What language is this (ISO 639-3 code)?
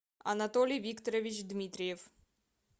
rus